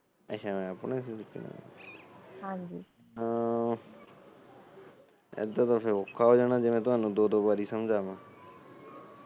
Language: Punjabi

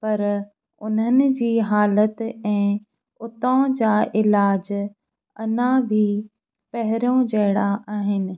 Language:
Sindhi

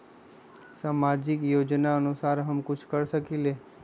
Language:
Magahi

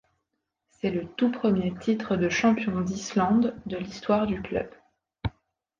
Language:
French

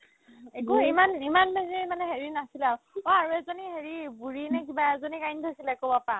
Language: Assamese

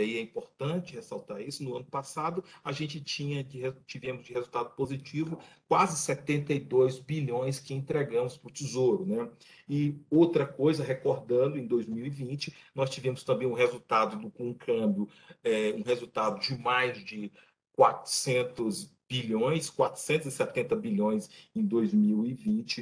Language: Portuguese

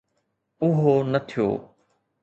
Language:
Sindhi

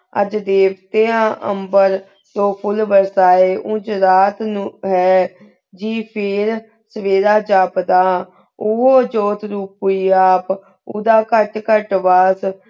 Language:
Punjabi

